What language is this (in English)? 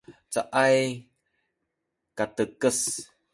Sakizaya